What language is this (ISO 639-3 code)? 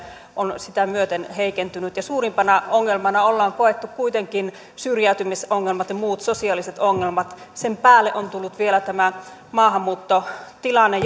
fin